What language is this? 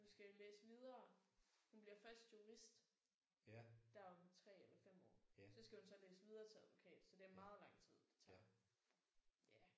Danish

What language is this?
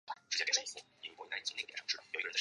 Chinese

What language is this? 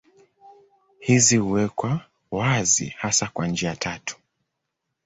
Swahili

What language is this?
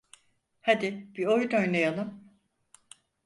Turkish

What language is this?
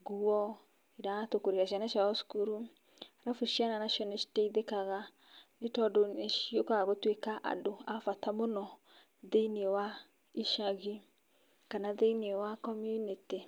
Kikuyu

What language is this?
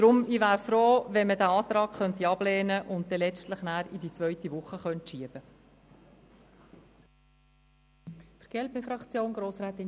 Swiss German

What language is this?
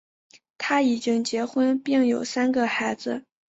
Chinese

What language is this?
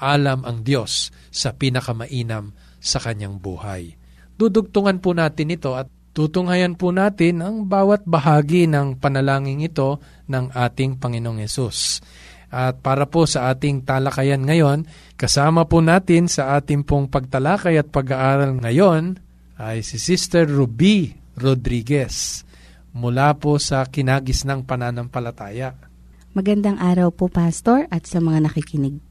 Filipino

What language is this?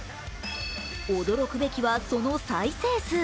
Japanese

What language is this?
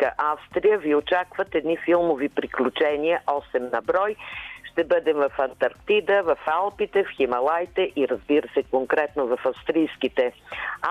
Bulgarian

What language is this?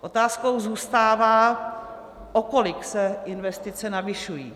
Czech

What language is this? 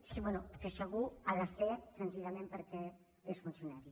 Catalan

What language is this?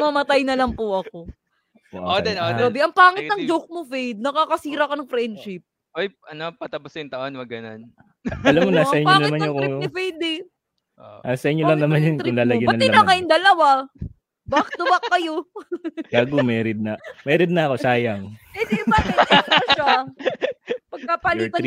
Filipino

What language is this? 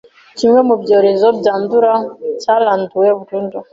Kinyarwanda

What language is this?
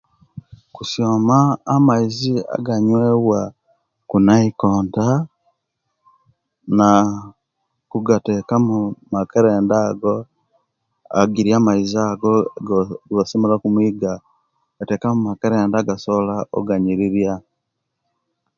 Kenyi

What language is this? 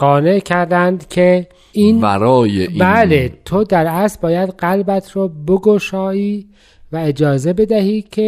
Persian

